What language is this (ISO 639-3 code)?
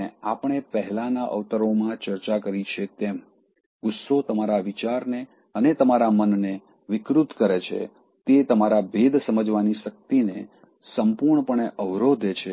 guj